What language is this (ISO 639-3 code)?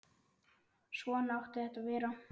isl